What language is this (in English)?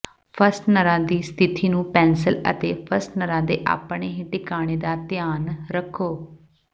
Punjabi